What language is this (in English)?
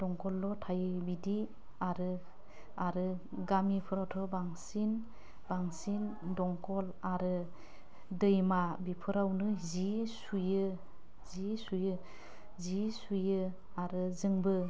Bodo